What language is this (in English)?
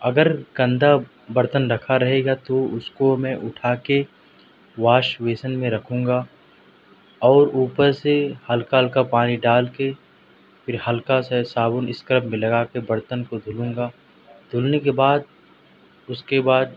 Urdu